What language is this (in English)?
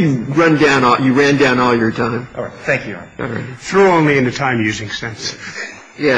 English